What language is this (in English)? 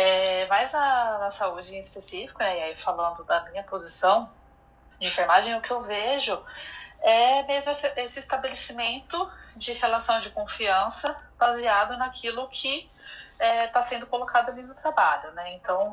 Portuguese